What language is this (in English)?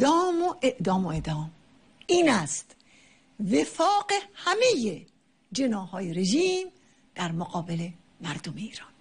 Persian